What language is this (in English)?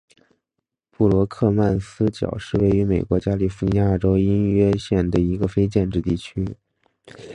Chinese